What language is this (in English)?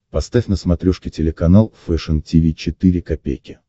Russian